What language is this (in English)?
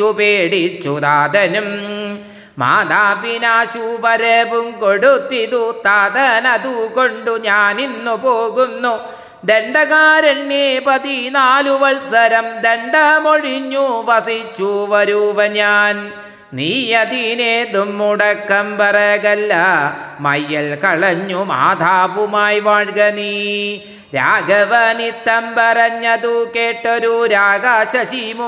Malayalam